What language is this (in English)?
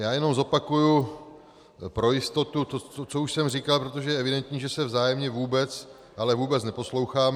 Czech